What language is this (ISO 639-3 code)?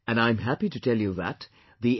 eng